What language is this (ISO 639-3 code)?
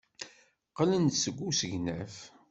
kab